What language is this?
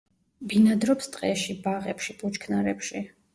Georgian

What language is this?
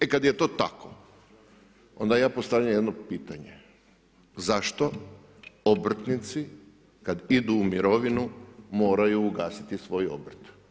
Croatian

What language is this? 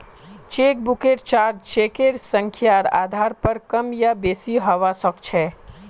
Magahi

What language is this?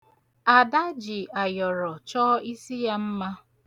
Igbo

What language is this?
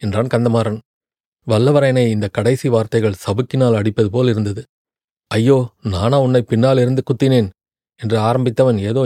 Tamil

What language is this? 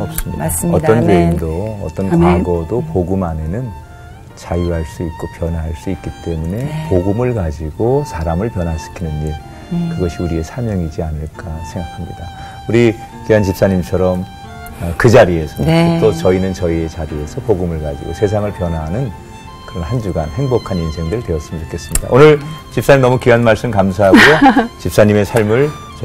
Korean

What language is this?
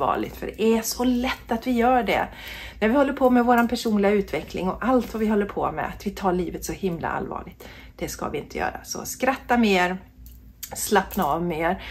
Swedish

